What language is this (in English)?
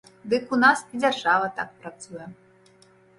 Belarusian